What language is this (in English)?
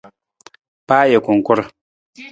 Nawdm